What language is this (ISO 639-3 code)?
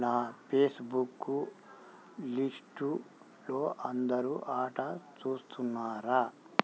tel